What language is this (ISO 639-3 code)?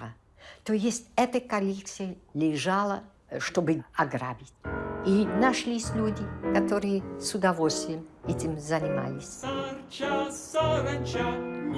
rus